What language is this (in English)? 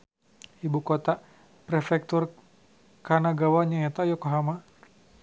Sundanese